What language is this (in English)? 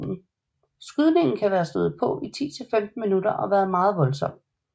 Danish